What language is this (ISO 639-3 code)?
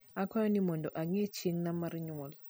luo